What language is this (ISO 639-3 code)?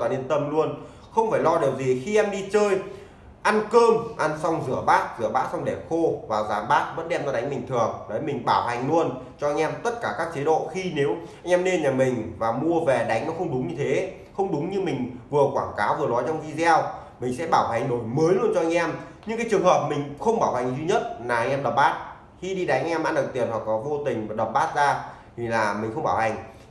vie